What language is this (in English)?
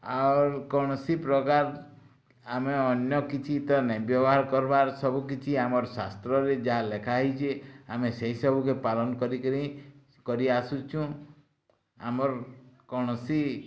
Odia